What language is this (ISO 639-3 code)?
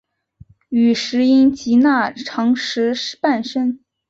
zho